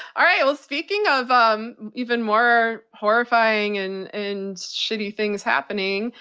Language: English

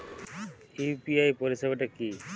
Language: Bangla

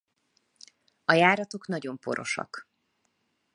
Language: Hungarian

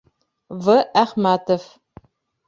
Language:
Bashkir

